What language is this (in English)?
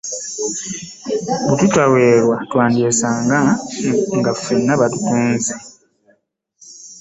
Ganda